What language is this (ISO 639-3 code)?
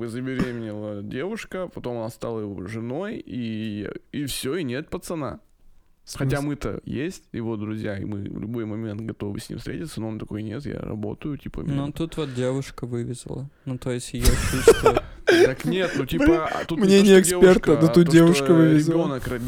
rus